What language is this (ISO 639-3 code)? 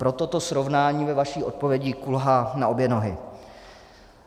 ces